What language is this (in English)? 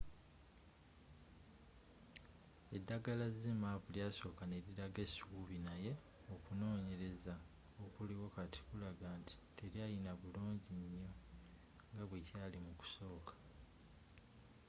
Ganda